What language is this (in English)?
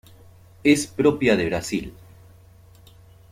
Spanish